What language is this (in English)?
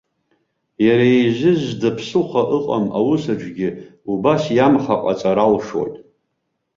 Abkhazian